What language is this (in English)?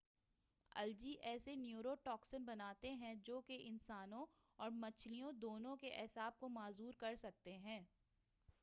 Urdu